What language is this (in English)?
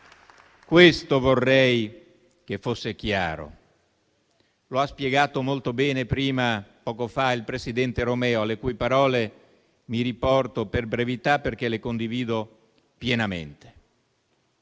Italian